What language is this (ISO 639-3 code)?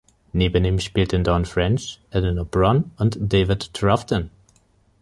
deu